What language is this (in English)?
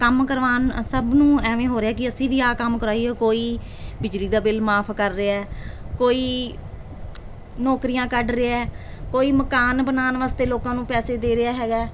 Punjabi